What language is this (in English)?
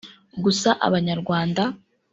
Kinyarwanda